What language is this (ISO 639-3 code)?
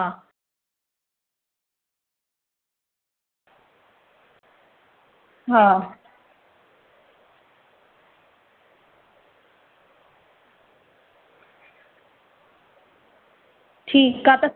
snd